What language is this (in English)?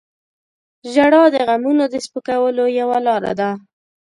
Pashto